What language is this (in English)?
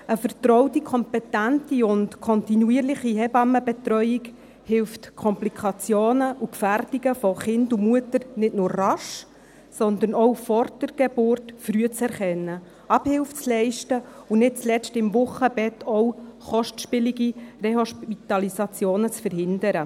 Swiss German